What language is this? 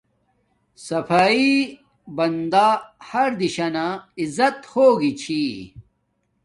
Domaaki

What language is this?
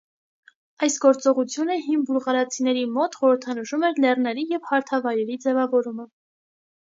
Armenian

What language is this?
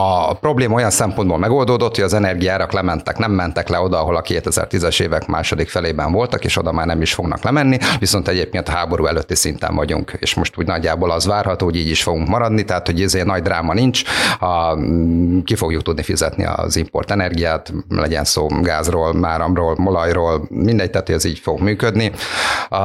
Hungarian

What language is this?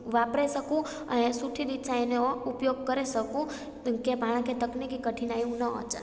Sindhi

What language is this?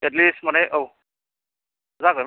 Bodo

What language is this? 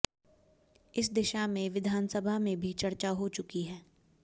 Hindi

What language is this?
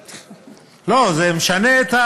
Hebrew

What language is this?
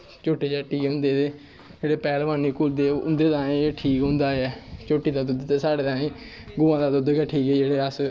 Dogri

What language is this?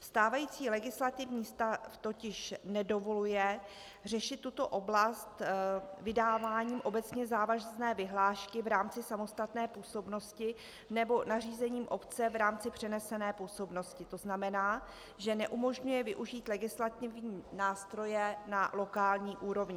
Czech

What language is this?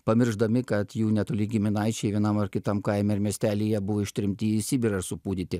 Lithuanian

